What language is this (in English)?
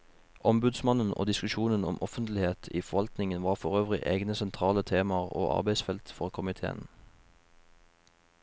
Norwegian